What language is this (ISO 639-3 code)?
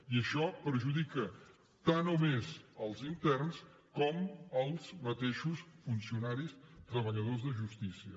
cat